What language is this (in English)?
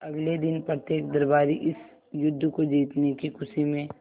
Hindi